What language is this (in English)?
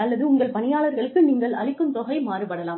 Tamil